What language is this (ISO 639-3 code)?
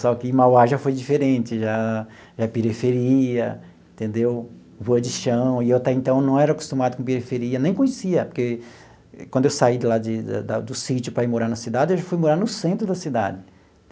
por